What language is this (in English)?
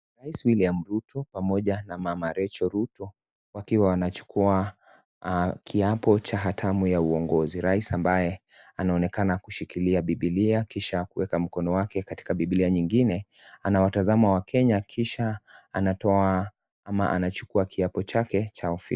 Swahili